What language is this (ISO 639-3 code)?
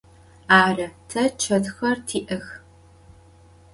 ady